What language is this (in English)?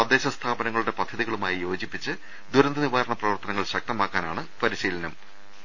Malayalam